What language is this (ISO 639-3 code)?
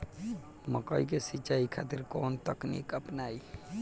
bho